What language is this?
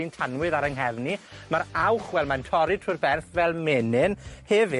Welsh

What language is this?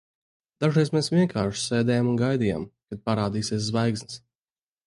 Latvian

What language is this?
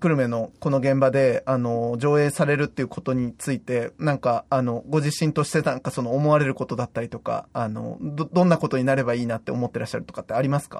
Japanese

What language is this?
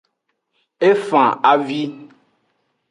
Aja (Benin)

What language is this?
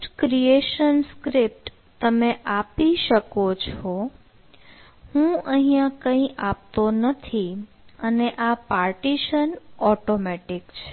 Gujarati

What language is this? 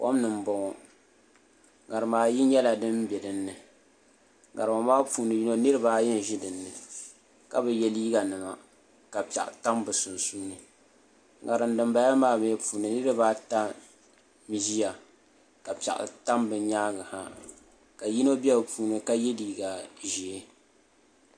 Dagbani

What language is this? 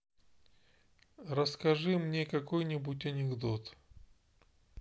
Russian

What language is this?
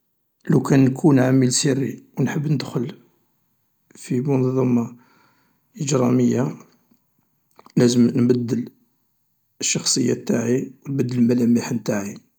Algerian Arabic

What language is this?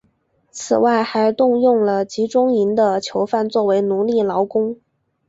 Chinese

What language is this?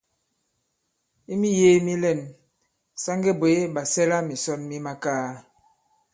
Bankon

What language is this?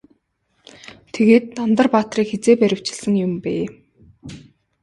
Mongolian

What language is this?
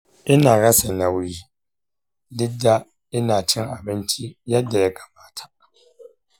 Hausa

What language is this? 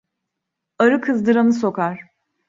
Turkish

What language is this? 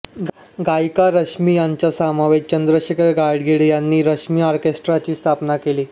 Marathi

